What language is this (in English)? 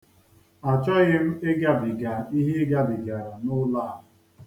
Igbo